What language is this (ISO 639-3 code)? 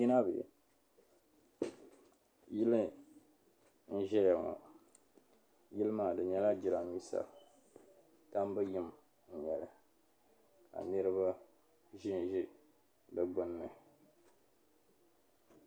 dag